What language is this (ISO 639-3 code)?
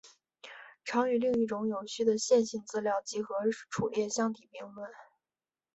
zho